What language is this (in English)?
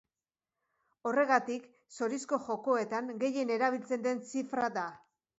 Basque